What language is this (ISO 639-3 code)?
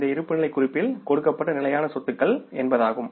tam